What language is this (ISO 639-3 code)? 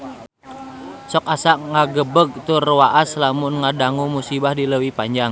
sun